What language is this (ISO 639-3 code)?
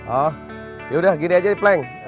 ind